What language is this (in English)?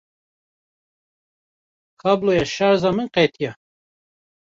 Kurdish